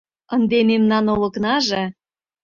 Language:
Mari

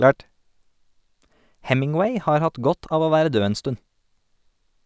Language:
Norwegian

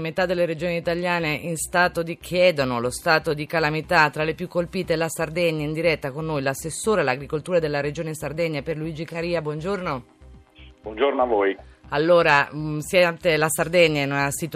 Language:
Italian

